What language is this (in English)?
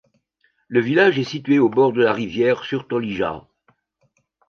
French